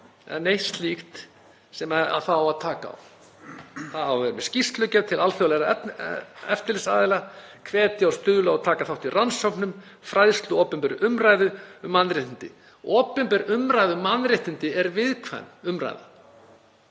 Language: Icelandic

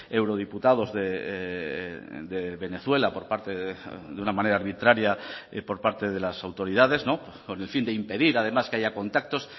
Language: Spanish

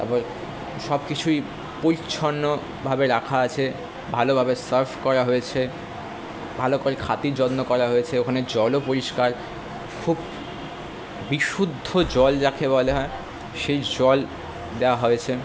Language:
Bangla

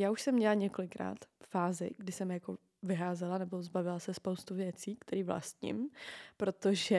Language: Czech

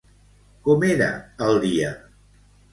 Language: Catalan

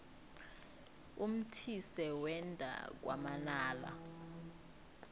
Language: South Ndebele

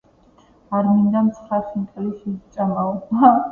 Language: Georgian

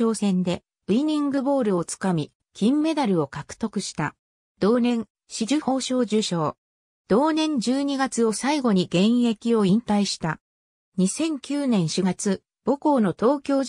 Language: Japanese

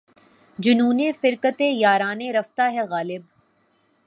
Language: Urdu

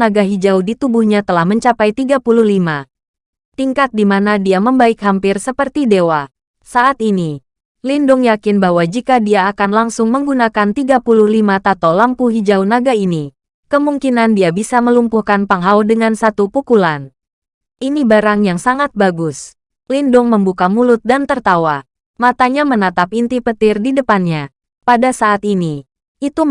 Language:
Indonesian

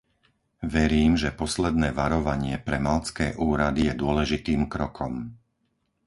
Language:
Slovak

